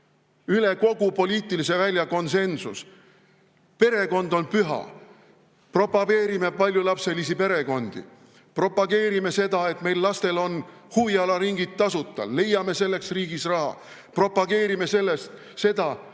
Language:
Estonian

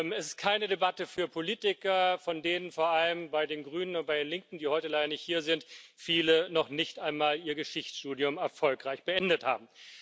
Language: German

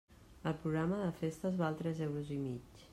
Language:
Catalan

